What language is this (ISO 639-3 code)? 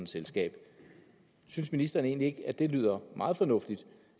dan